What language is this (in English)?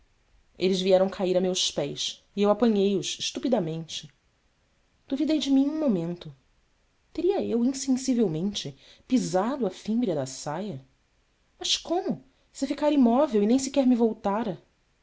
Portuguese